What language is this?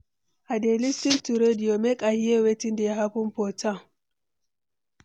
Nigerian Pidgin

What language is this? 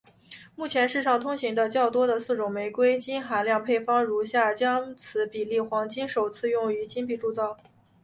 Chinese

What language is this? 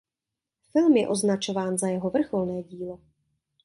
Czech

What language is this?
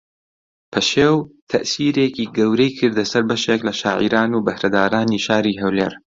Central Kurdish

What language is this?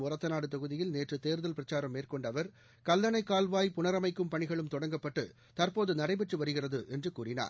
Tamil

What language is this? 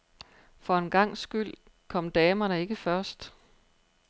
Danish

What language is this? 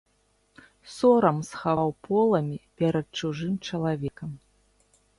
Belarusian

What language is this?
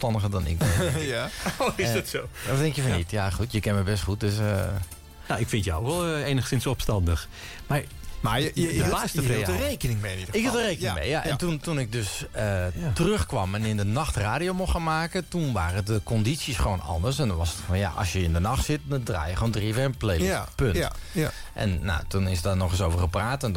Dutch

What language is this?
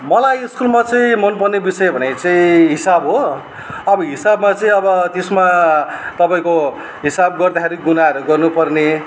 Nepali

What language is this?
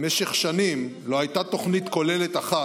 Hebrew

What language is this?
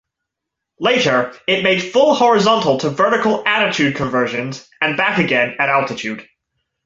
English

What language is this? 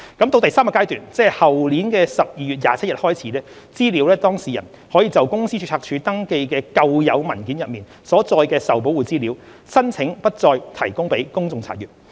Cantonese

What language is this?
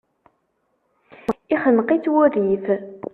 Kabyle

